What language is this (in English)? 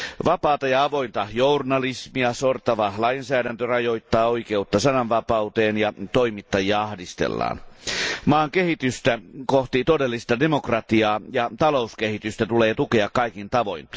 Finnish